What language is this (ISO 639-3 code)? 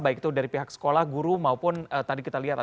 ind